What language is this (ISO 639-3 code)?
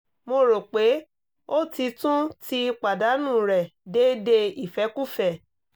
yor